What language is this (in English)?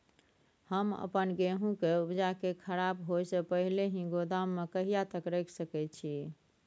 Maithili